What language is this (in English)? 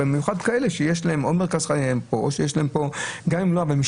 Hebrew